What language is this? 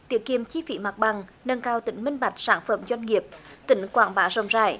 Vietnamese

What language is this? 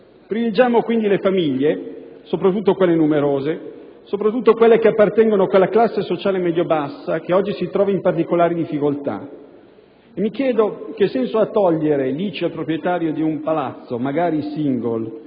Italian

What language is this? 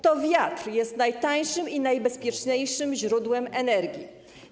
Polish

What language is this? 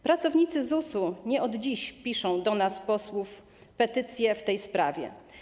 Polish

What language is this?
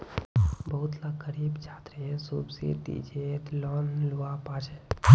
Magahi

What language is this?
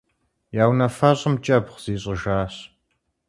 Kabardian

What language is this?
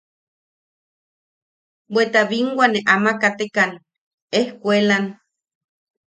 Yaqui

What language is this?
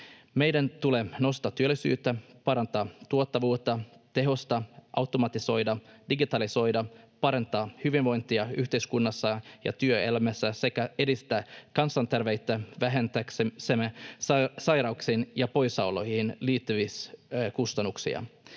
Finnish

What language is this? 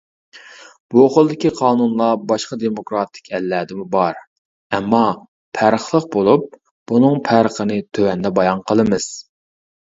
Uyghur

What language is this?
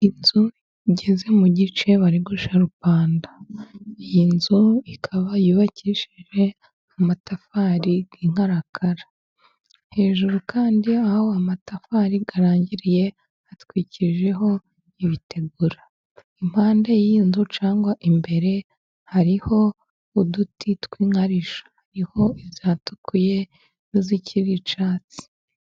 Kinyarwanda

